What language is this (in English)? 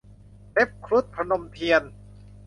Thai